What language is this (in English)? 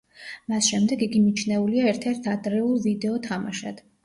Georgian